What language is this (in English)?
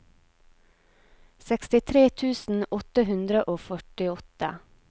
Norwegian